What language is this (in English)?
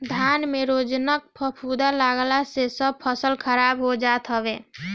Bhojpuri